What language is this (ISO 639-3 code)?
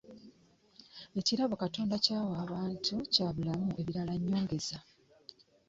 lug